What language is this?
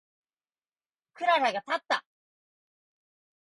Japanese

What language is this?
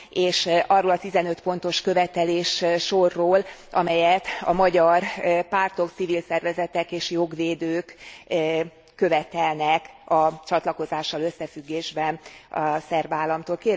Hungarian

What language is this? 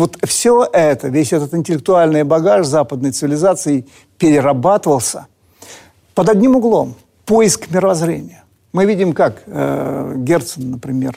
Russian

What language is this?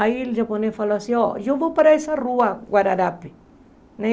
Portuguese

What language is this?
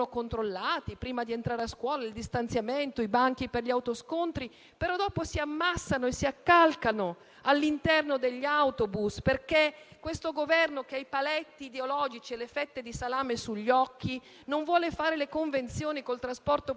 Italian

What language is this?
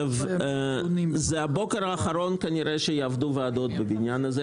Hebrew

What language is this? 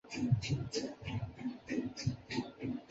Chinese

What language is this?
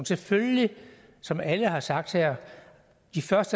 Danish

